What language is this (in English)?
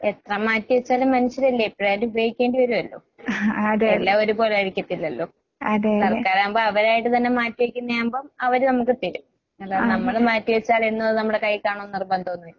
Malayalam